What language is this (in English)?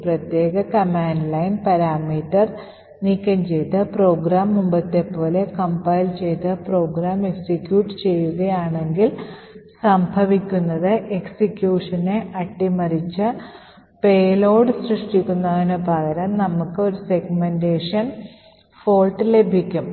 Malayalam